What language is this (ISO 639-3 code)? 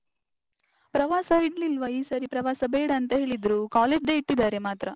kan